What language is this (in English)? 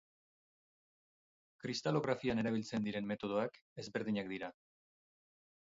Basque